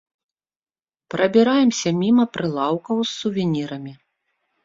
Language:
Belarusian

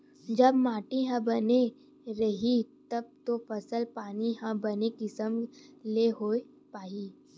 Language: Chhattisgarhi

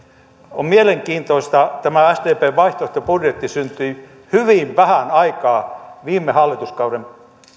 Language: Finnish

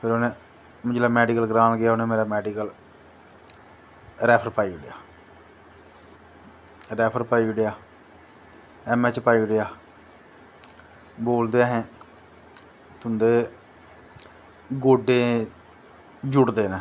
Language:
Dogri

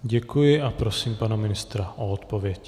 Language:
Czech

